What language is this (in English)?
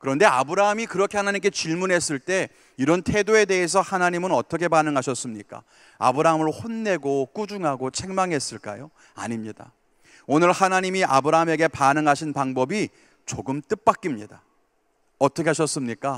Korean